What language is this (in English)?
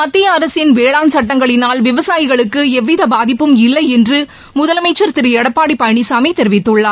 Tamil